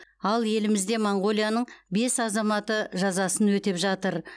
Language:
Kazakh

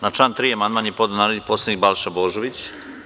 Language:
Serbian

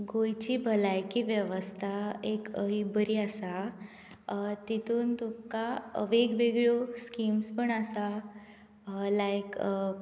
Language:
Konkani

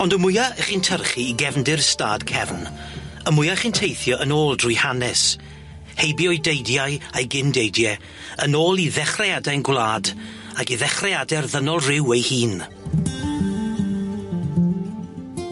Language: Welsh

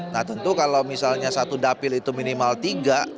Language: Indonesian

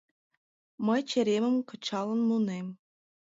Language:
Mari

